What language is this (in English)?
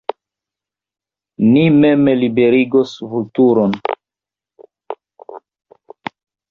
Esperanto